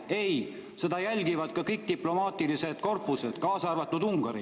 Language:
Estonian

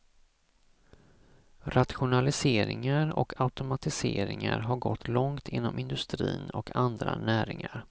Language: Swedish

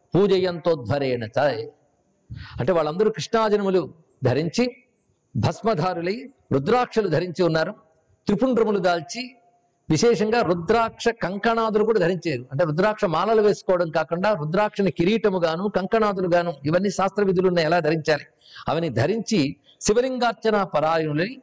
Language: Telugu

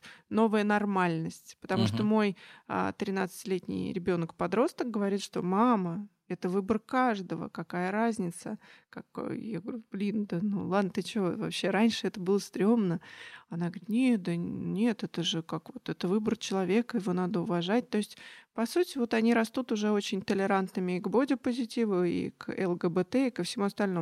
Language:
Russian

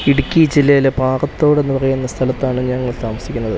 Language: Malayalam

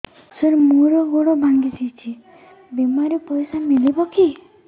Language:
Odia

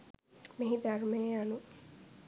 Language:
Sinhala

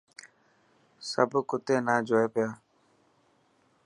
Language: Dhatki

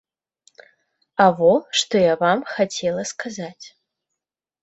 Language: Belarusian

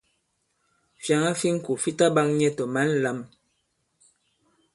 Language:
Bankon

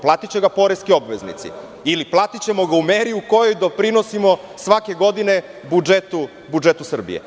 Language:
Serbian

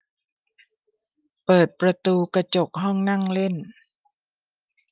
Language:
Thai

